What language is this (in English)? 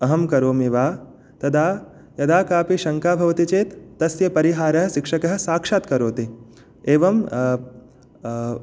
Sanskrit